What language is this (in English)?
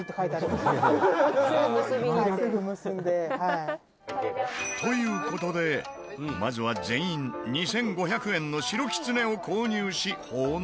Japanese